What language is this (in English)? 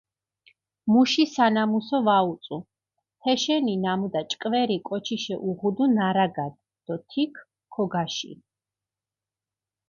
Mingrelian